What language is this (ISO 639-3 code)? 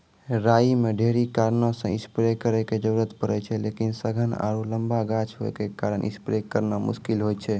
mai